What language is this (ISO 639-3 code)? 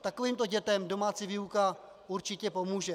ces